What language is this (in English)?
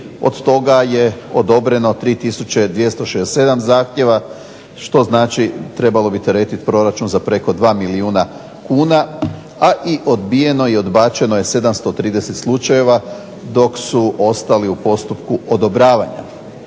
Croatian